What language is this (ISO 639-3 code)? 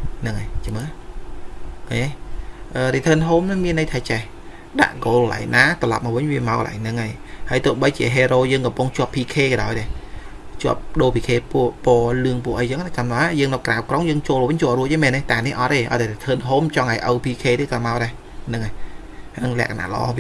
vie